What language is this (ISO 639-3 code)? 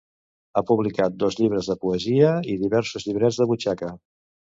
cat